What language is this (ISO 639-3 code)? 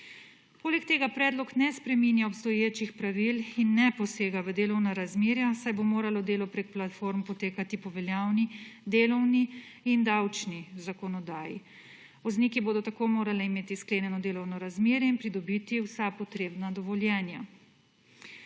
slv